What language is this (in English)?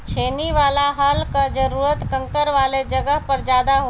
Bhojpuri